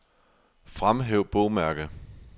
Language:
Danish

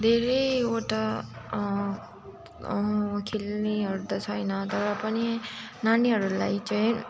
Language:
Nepali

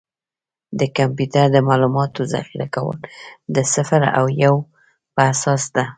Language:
Pashto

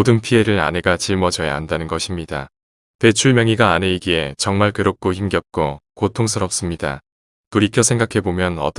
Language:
Korean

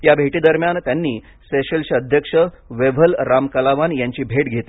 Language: Marathi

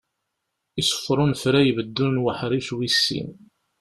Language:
Kabyle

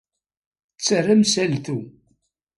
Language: Kabyle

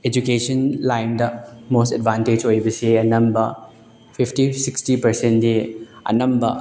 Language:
Manipuri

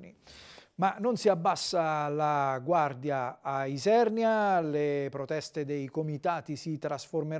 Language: Italian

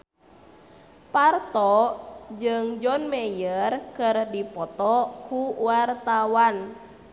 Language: Sundanese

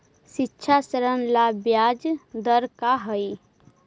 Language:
Magahi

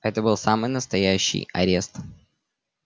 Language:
Russian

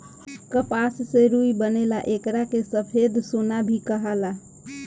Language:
Bhojpuri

